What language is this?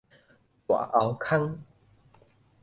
Min Nan Chinese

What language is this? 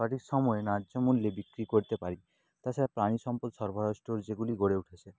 Bangla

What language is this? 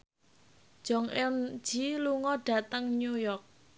Javanese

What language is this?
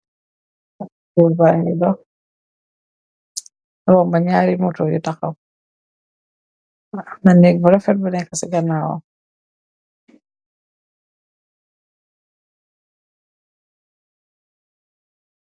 Wolof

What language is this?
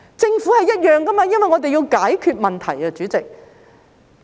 Cantonese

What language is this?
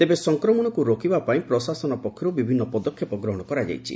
Odia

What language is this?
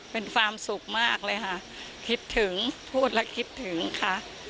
Thai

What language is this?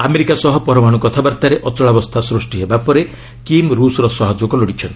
Odia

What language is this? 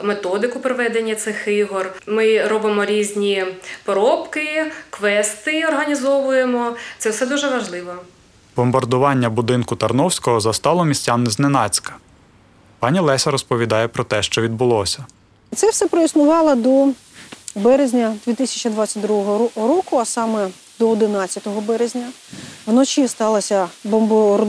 Ukrainian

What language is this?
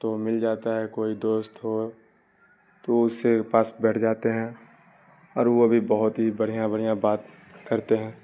Urdu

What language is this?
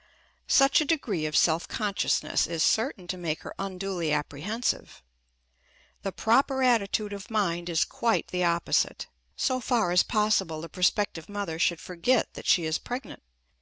English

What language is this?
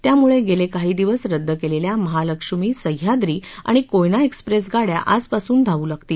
Marathi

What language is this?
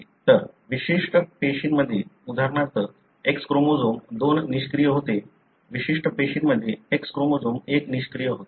Marathi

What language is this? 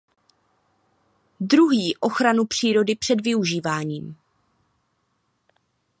Czech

